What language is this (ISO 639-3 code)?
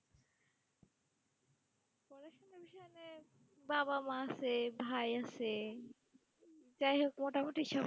ben